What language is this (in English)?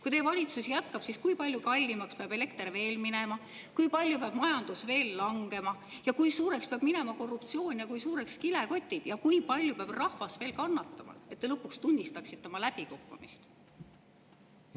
Estonian